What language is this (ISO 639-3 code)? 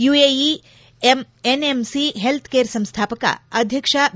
kan